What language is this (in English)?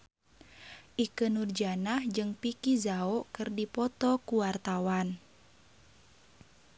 Sundanese